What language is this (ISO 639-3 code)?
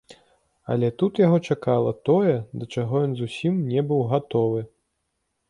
bel